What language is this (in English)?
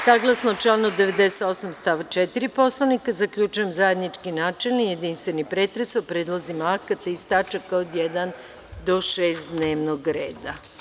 Serbian